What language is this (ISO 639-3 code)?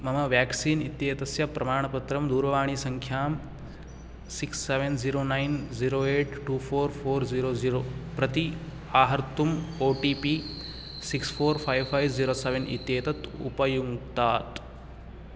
san